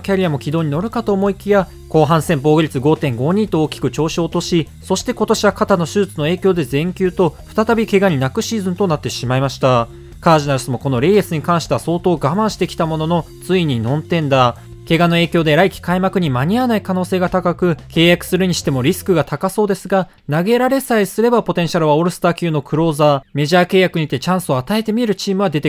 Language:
Japanese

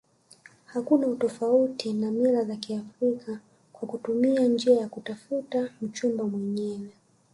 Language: Swahili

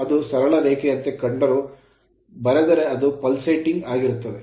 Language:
Kannada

